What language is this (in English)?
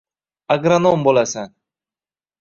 Uzbek